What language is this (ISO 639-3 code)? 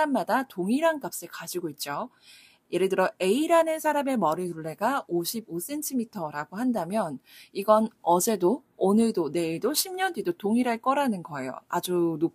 kor